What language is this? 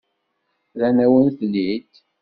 Kabyle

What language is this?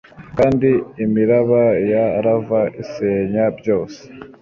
Kinyarwanda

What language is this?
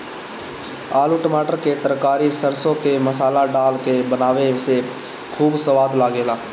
Bhojpuri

